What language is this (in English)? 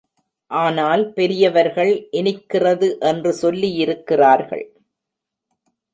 Tamil